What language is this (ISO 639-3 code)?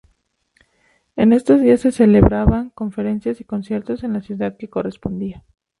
spa